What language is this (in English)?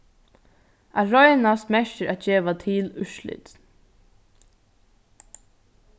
Faroese